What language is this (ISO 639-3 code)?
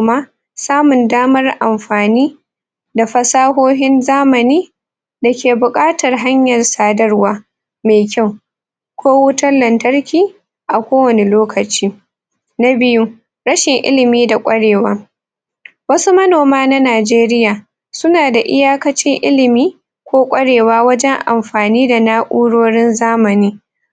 hau